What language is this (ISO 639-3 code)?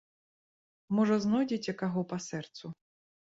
bel